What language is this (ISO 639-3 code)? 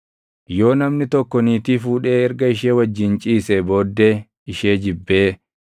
orm